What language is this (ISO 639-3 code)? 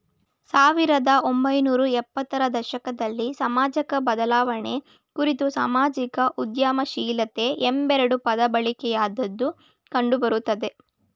kan